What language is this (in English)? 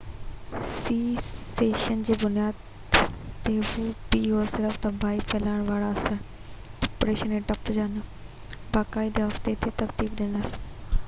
Sindhi